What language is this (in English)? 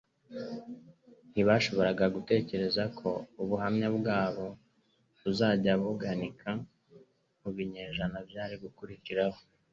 Kinyarwanda